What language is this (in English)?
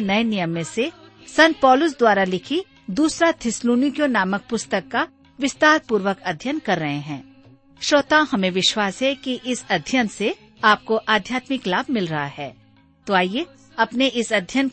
Hindi